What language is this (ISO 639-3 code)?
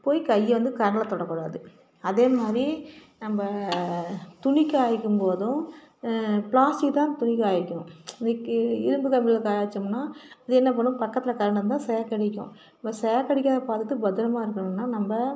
tam